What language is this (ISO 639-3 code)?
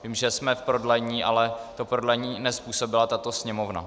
ces